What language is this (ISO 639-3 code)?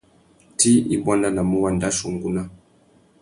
bag